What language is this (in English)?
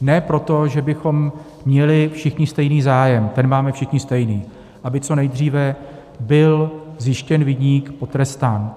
Czech